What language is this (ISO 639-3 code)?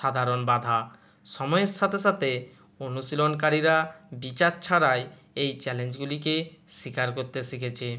ben